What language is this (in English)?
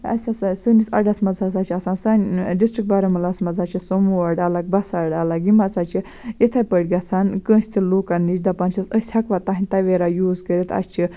Kashmiri